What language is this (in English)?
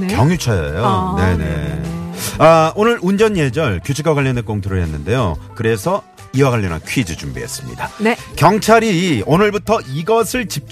Korean